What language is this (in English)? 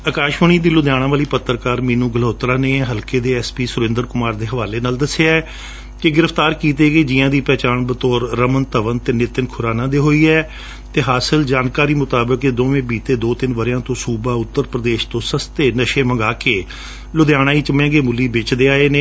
Punjabi